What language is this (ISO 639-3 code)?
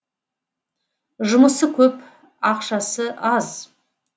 kaz